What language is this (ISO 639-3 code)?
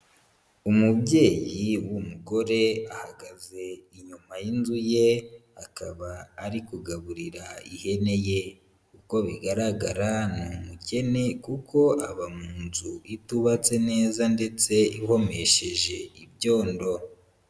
kin